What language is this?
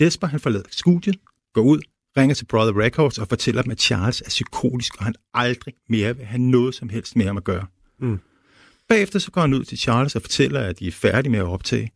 Danish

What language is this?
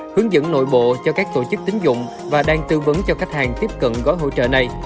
Vietnamese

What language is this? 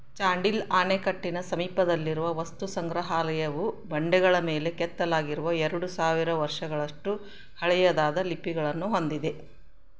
Kannada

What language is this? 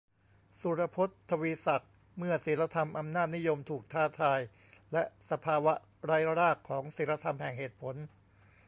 Thai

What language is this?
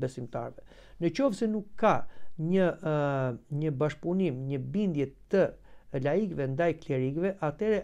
Romanian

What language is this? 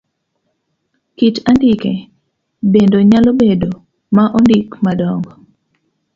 Luo (Kenya and Tanzania)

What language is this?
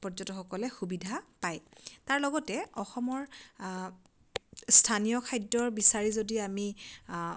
Assamese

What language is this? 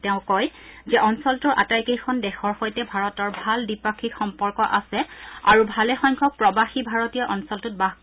Assamese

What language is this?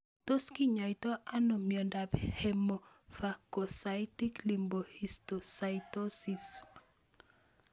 Kalenjin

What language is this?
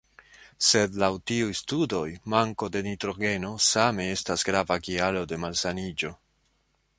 Esperanto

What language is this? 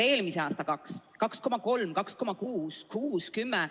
Estonian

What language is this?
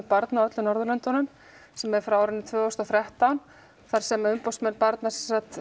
Icelandic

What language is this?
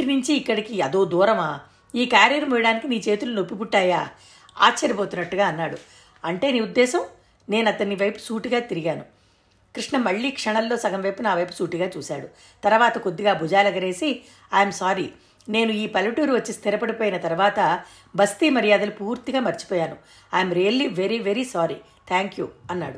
Telugu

